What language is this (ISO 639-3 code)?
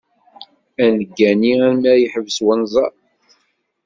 kab